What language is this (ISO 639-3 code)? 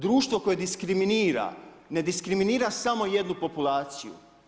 hrv